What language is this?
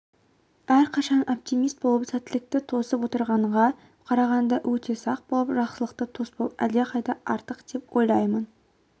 Kazakh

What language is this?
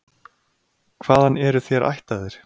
Icelandic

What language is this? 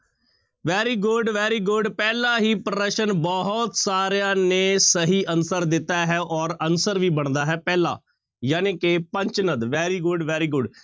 Punjabi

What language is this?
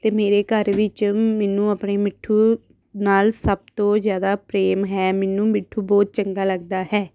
Punjabi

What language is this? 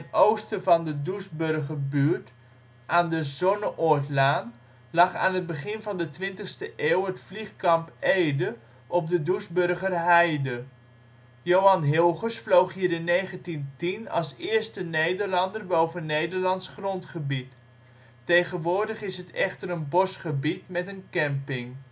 Dutch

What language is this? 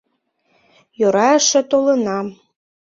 Mari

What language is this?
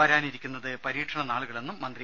Malayalam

